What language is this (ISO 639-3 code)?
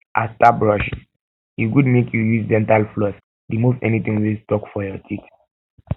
pcm